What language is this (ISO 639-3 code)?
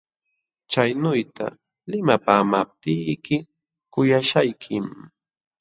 qxw